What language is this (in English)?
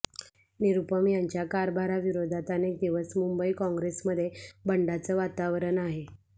Marathi